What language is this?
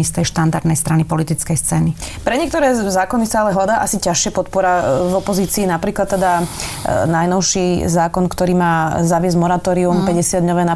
Slovak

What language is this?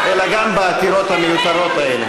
Hebrew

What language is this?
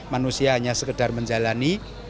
Indonesian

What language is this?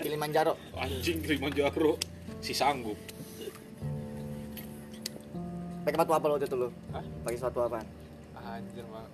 Indonesian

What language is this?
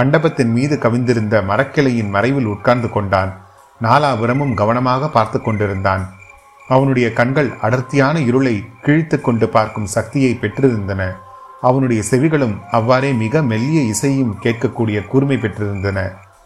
Tamil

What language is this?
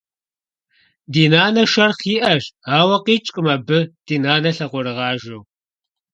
Kabardian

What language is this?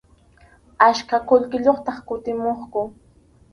Arequipa-La Unión Quechua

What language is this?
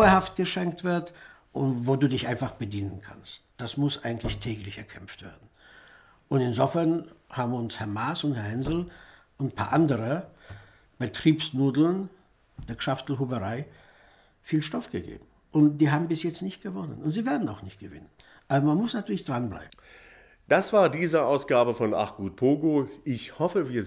German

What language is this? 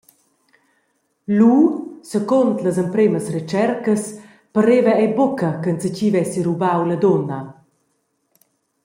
Romansh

